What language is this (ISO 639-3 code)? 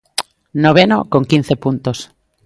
glg